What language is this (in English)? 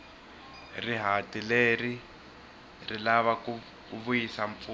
Tsonga